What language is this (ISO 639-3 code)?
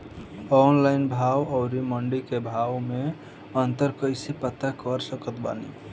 bho